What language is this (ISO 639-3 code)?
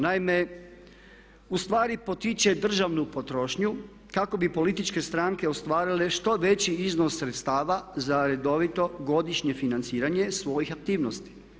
hrv